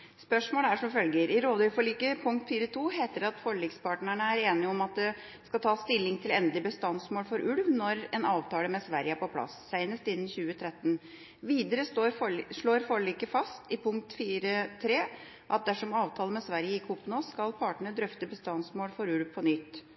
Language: Norwegian Bokmål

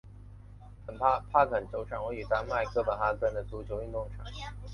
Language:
Chinese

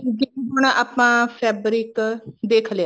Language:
Punjabi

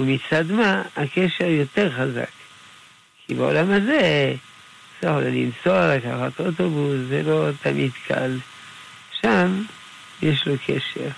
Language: Hebrew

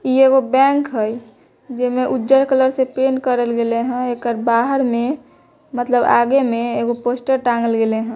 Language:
Magahi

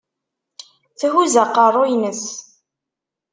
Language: Kabyle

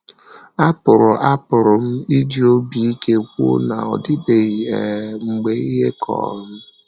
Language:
Igbo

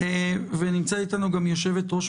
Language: Hebrew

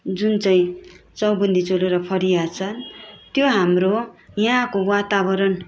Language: Nepali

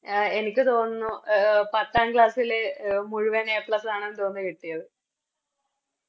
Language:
Malayalam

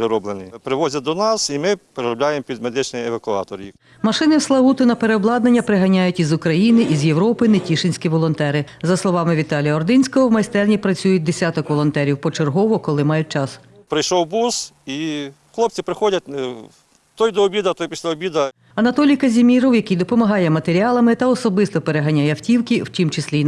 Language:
Ukrainian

